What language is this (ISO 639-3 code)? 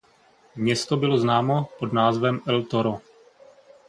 ces